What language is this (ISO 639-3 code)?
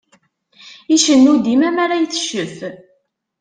kab